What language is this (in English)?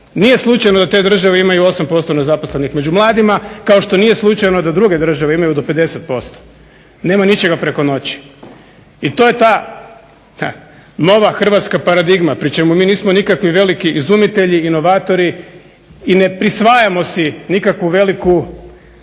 Croatian